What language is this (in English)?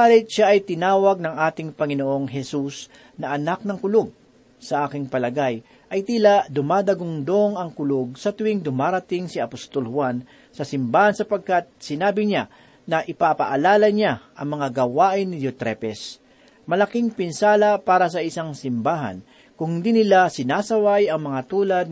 Filipino